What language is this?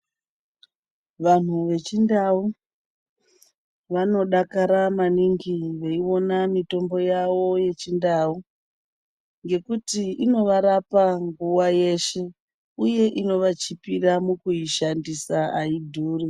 Ndau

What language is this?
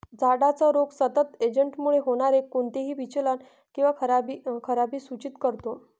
Marathi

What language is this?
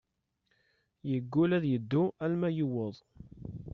Kabyle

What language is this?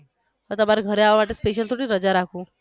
Gujarati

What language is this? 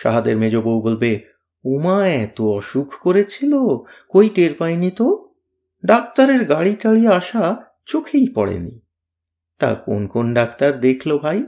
Bangla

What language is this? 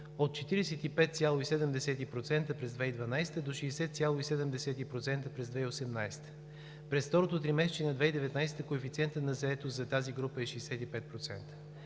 Bulgarian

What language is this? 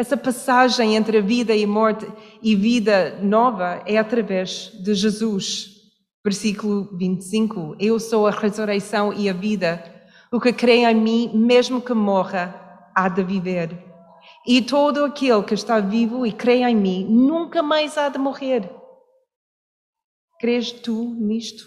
Portuguese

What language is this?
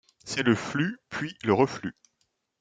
French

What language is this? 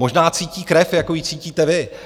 Czech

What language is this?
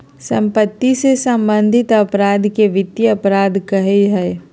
Magahi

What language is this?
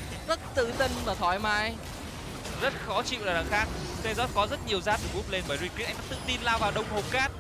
Vietnamese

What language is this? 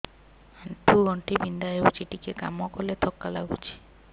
Odia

